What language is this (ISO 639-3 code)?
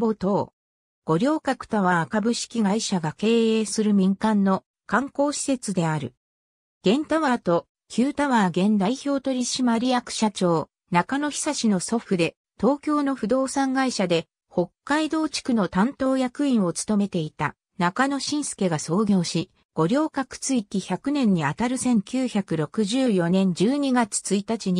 jpn